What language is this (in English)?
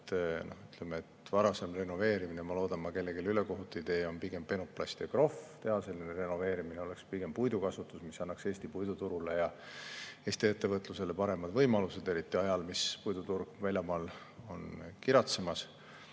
Estonian